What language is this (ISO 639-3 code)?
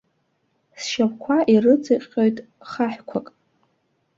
abk